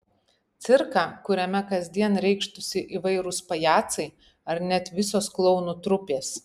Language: Lithuanian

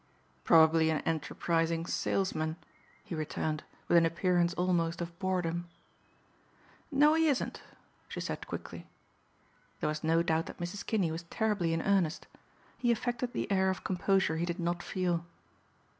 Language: English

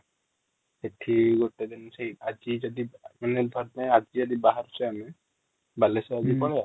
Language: Odia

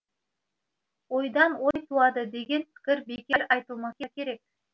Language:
Kazakh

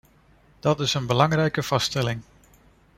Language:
Dutch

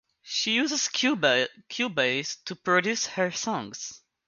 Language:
English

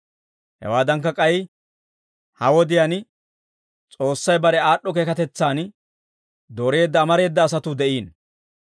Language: Dawro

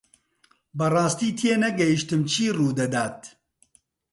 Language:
Central Kurdish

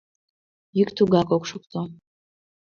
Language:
Mari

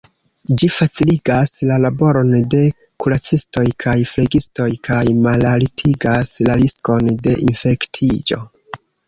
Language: Esperanto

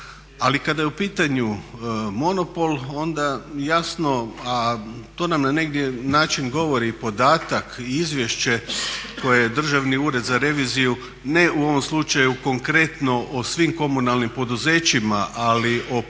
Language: Croatian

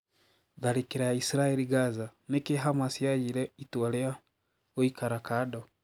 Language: Kikuyu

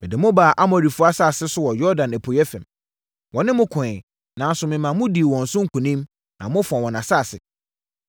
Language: Akan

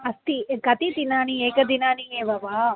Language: Sanskrit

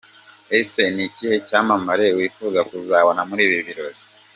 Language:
Kinyarwanda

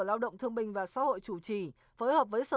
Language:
Vietnamese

